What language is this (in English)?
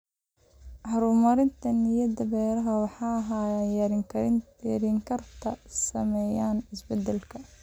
Somali